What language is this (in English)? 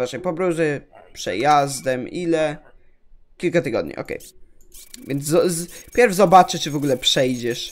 Polish